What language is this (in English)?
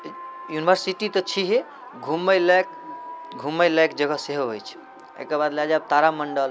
Maithili